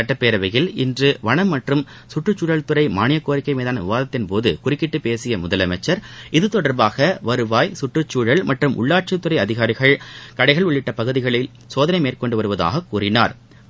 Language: Tamil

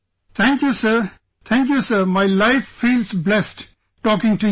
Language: English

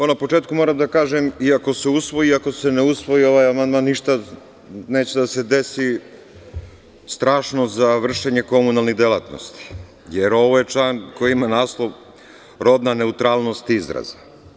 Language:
Serbian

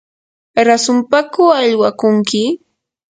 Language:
Yanahuanca Pasco Quechua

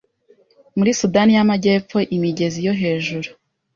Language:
Kinyarwanda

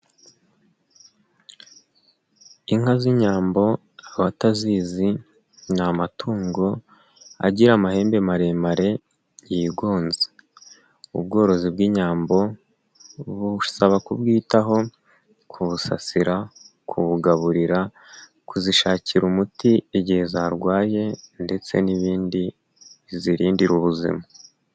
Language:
Kinyarwanda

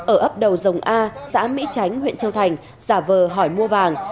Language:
Vietnamese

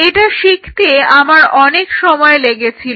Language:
Bangla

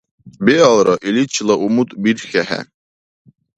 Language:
Dargwa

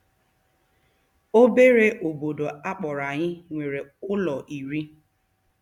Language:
Igbo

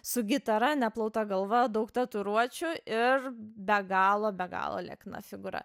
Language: Lithuanian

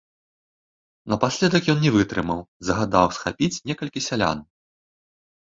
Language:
Belarusian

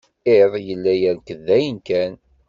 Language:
Kabyle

